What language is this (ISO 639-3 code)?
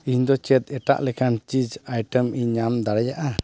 sat